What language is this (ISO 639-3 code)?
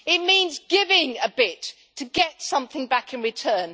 eng